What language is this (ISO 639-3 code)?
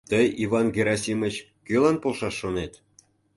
chm